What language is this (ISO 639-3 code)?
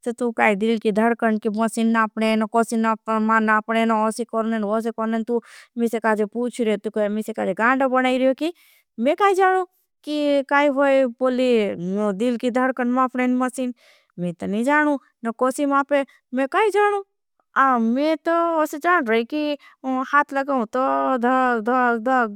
bhb